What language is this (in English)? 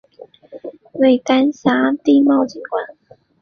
Chinese